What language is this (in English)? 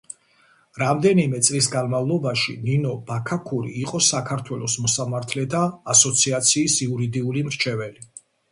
Georgian